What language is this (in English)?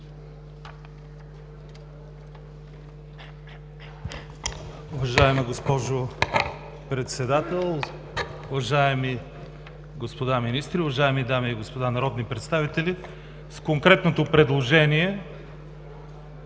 Bulgarian